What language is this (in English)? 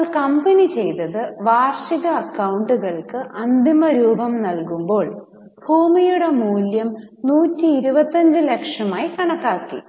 Malayalam